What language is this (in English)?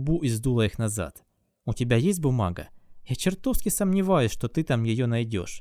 Russian